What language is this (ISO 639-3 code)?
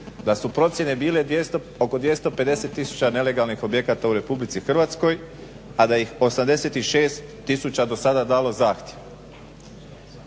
hrv